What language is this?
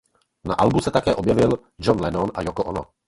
Czech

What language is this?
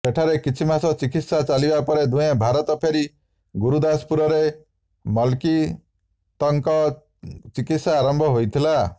Odia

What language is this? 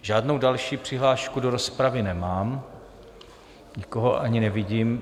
Czech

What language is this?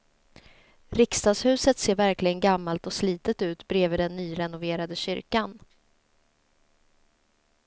Swedish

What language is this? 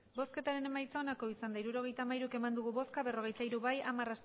Basque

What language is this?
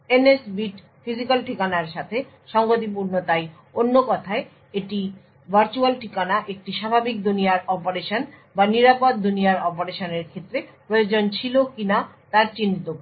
Bangla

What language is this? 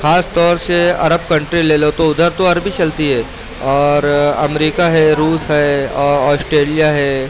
Urdu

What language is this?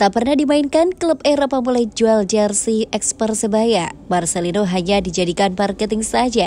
Indonesian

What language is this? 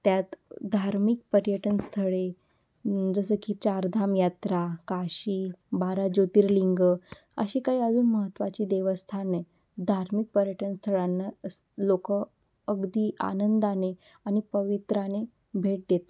Marathi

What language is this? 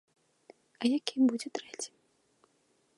Belarusian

